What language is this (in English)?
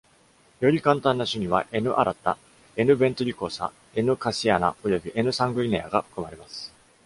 Japanese